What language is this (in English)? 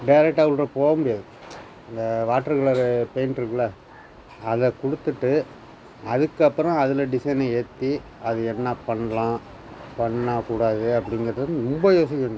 Tamil